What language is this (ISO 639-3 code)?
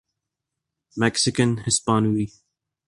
urd